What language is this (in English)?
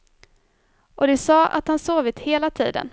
Swedish